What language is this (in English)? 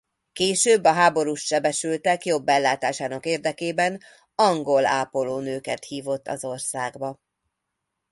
Hungarian